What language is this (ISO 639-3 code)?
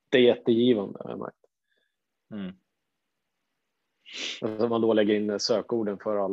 swe